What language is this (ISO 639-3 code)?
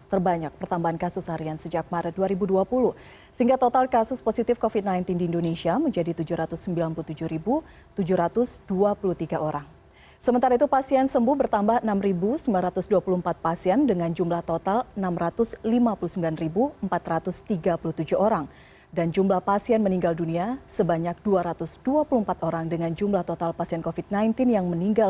ind